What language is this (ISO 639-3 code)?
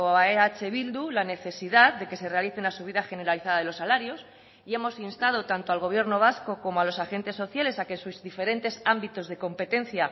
spa